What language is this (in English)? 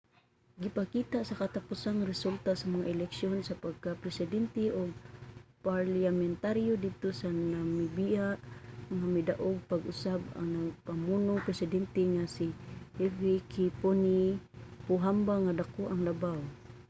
Cebuano